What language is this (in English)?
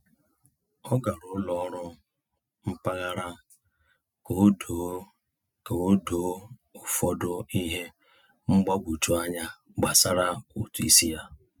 Igbo